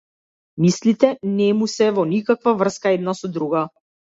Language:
Macedonian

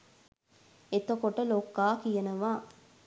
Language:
Sinhala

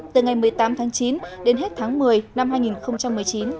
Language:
Vietnamese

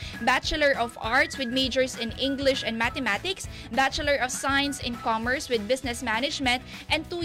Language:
Filipino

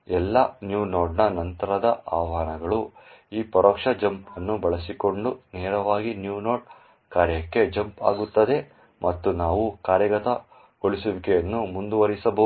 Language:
Kannada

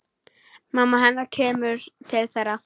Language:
Icelandic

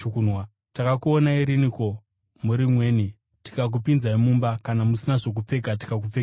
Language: Shona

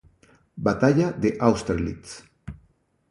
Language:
Spanish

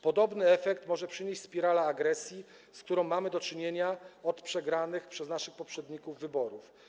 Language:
Polish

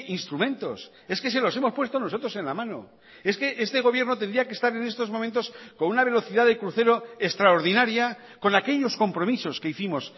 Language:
Spanish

